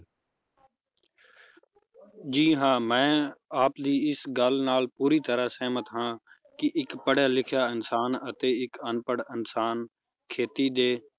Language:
Punjabi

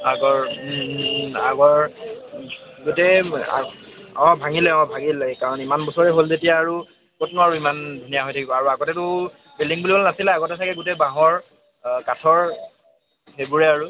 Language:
Assamese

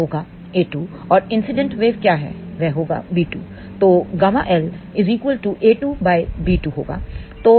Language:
Hindi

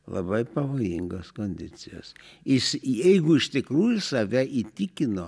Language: Lithuanian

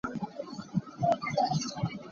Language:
Hakha Chin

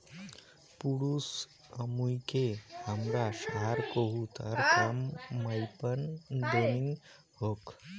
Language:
Bangla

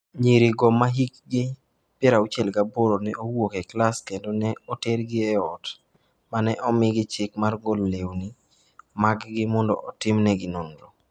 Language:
Luo (Kenya and Tanzania)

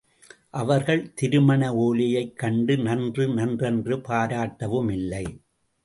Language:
Tamil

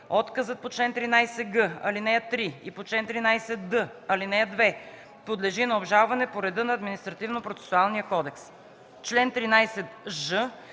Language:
Bulgarian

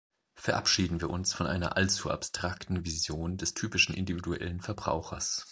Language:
German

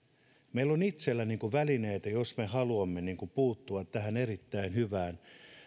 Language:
Finnish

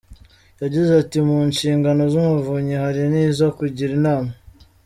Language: Kinyarwanda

